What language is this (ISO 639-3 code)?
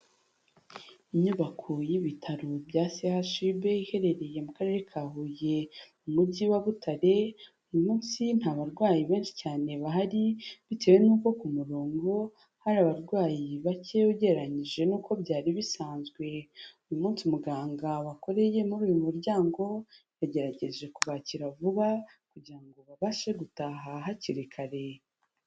kin